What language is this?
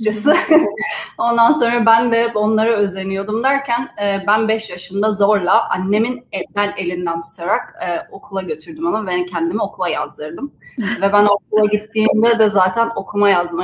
Turkish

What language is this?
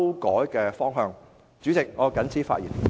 Cantonese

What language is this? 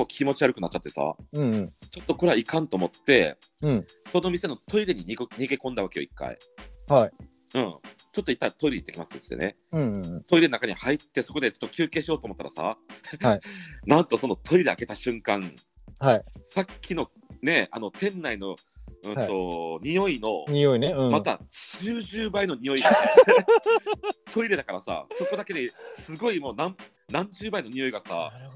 Japanese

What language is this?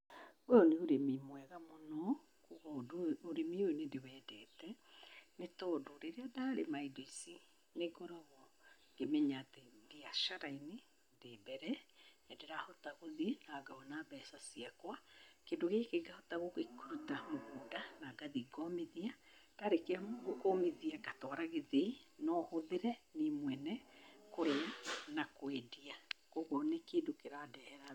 Kikuyu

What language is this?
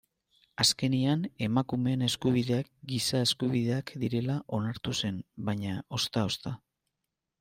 Basque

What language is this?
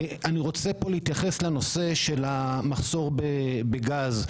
Hebrew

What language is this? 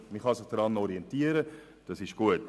Swiss German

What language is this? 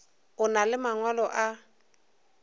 Northern Sotho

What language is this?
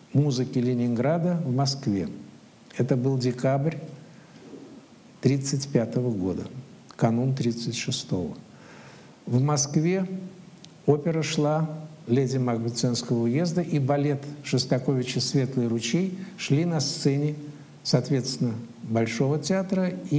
Russian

